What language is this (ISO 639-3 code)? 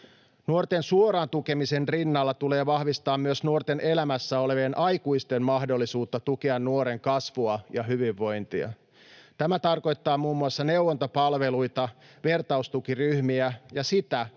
fin